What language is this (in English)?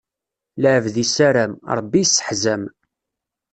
Kabyle